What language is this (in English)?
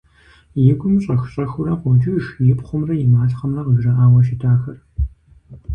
Kabardian